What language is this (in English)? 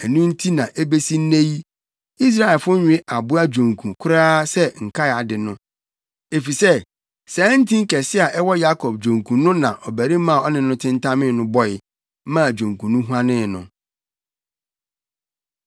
Akan